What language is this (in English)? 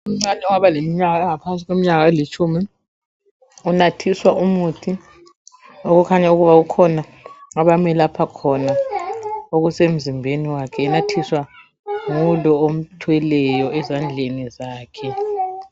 North Ndebele